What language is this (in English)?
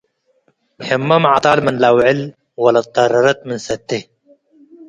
Tigre